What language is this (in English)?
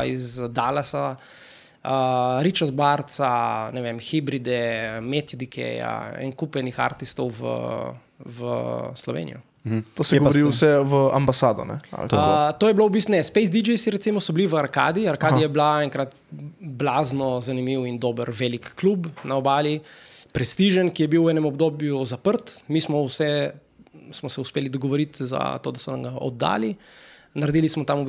Slovak